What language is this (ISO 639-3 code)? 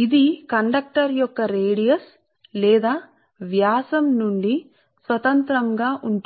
tel